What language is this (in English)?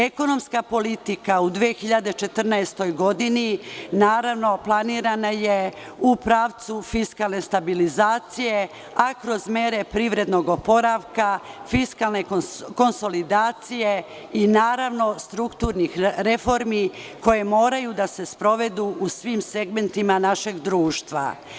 Serbian